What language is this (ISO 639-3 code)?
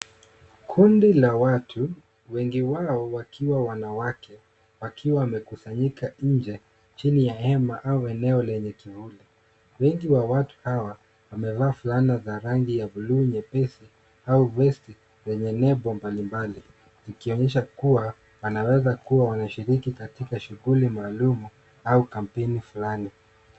swa